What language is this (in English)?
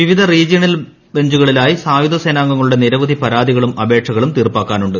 Malayalam